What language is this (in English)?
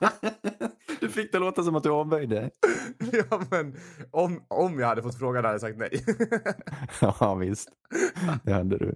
Swedish